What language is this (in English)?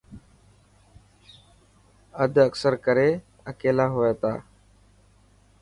Dhatki